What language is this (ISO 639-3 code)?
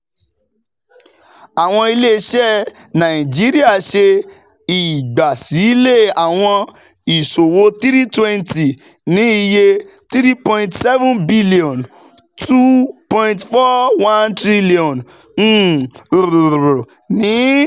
yor